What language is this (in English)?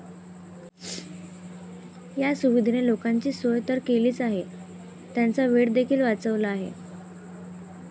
Marathi